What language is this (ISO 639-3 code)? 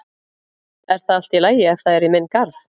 isl